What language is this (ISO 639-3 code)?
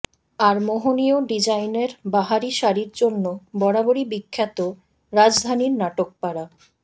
ben